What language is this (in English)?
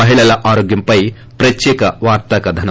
Telugu